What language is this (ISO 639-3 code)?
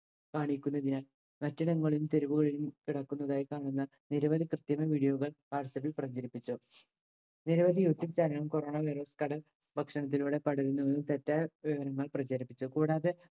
mal